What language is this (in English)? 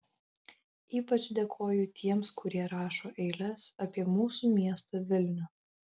Lithuanian